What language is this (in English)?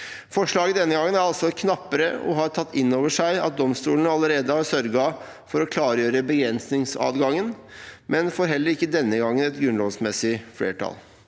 Norwegian